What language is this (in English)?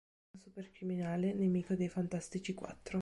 Italian